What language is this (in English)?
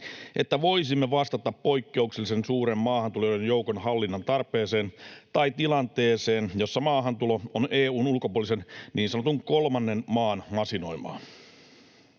Finnish